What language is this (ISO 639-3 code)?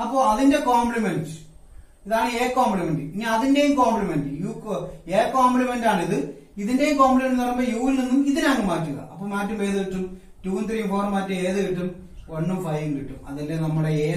hin